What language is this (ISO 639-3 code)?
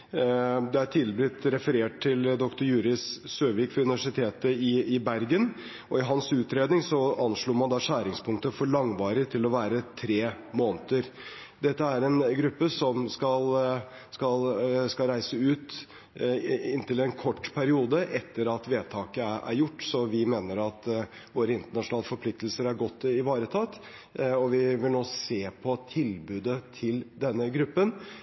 nob